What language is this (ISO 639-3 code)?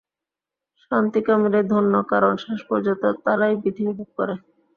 ben